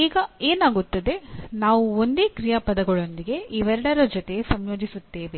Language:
Kannada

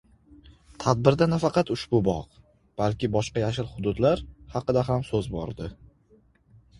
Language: Uzbek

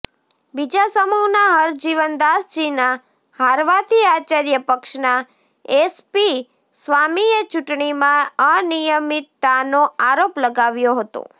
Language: Gujarati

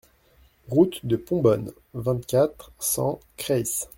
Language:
French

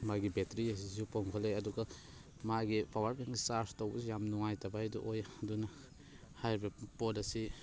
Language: Manipuri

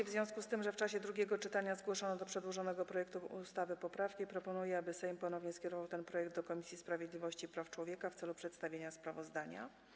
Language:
Polish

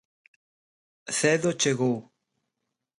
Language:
Galician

